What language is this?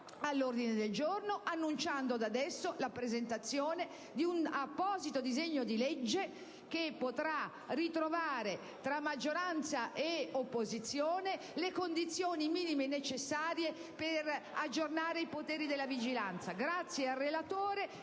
Italian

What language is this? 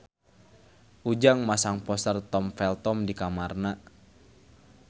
Sundanese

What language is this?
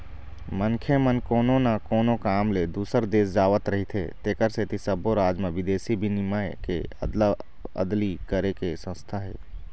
Chhattisgarhi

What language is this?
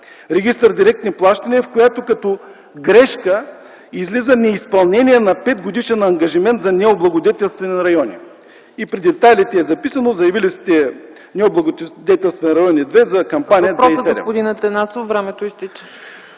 Bulgarian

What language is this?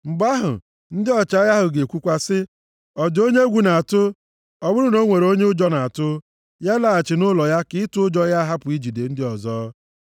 Igbo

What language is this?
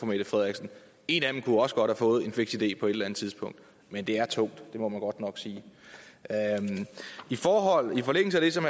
Danish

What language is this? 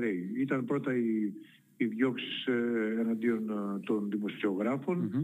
Greek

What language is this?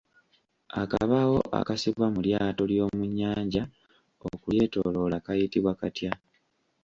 Ganda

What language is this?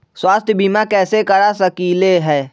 Magahi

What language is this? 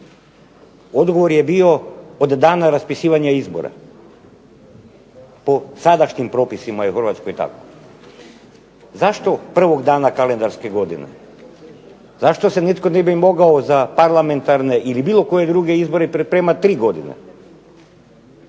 Croatian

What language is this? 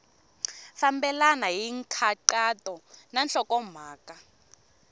Tsonga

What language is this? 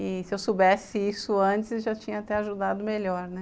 Portuguese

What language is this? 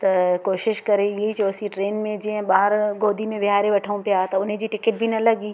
Sindhi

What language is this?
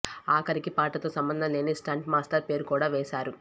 Telugu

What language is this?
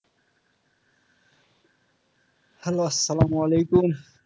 Bangla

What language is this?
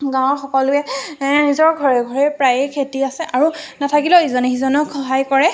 Assamese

